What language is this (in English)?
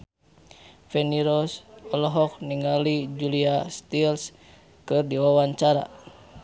Sundanese